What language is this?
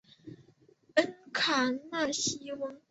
Chinese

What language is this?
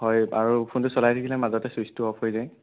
Assamese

